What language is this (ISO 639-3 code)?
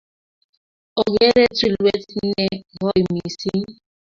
kln